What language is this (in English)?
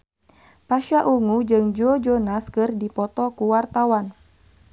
Sundanese